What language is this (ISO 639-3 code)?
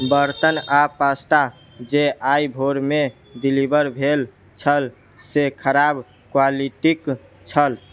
mai